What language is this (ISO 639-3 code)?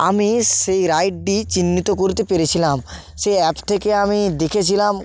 ben